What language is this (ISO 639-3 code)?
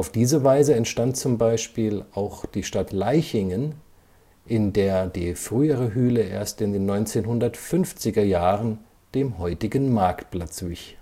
deu